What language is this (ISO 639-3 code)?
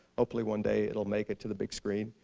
eng